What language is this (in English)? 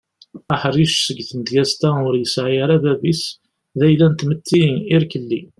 Kabyle